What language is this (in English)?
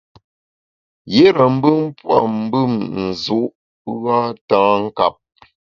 Bamun